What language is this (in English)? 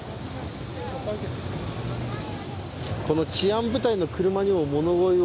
Japanese